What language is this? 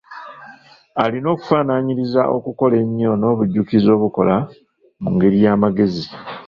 Ganda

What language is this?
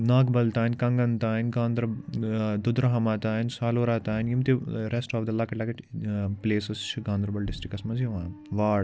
Kashmiri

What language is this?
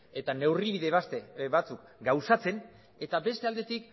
Basque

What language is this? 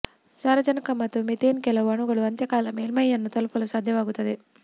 Kannada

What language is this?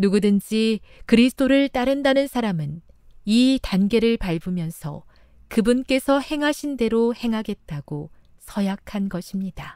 Korean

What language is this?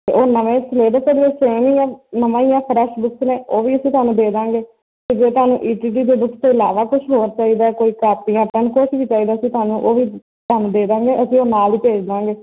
Punjabi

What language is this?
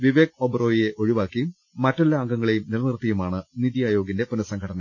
Malayalam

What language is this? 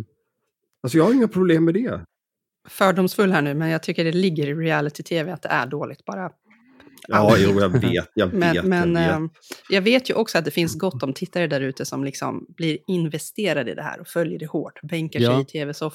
Swedish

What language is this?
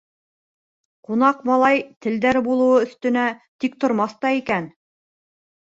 Bashkir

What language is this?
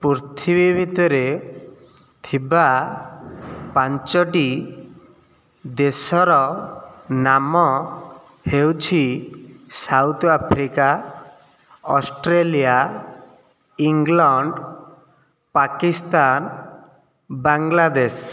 Odia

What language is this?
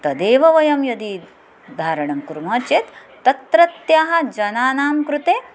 Sanskrit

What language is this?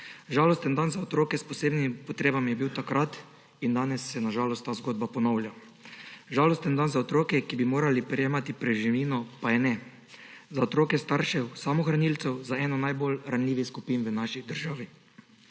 Slovenian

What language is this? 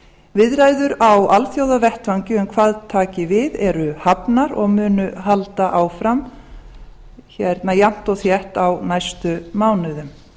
Icelandic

